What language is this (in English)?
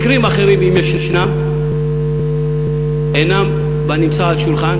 Hebrew